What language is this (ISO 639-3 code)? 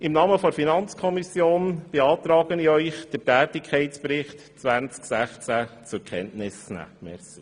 gsw